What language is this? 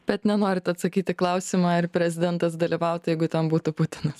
Lithuanian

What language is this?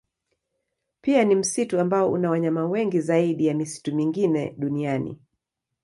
Swahili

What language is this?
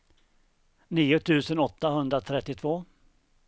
Swedish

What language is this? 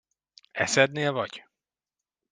Hungarian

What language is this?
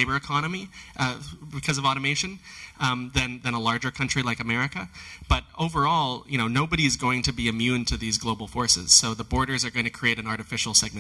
English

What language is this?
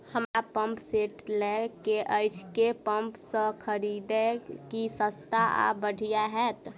Maithili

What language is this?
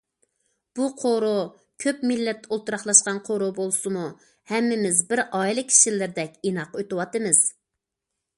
Uyghur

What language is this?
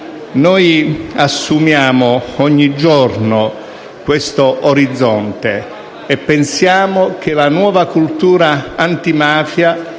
Italian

